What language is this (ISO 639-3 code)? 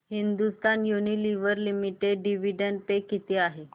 mar